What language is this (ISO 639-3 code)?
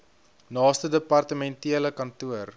afr